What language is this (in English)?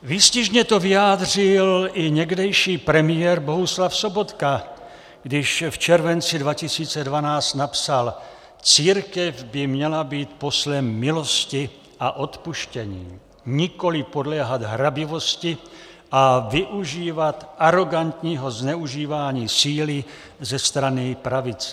Czech